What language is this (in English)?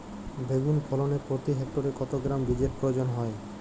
Bangla